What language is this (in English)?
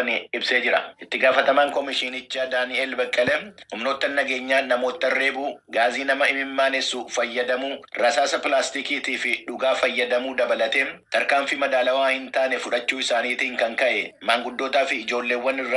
Oromo